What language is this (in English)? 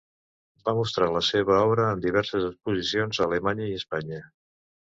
Catalan